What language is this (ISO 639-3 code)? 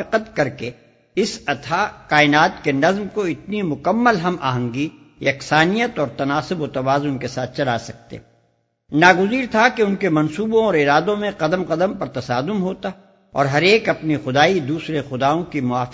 urd